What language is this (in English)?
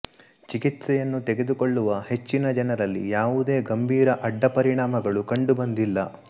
Kannada